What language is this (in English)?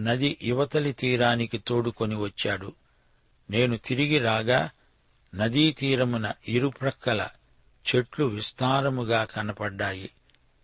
Telugu